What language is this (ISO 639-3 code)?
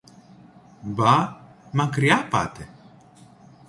ell